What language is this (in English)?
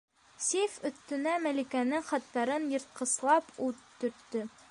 Bashkir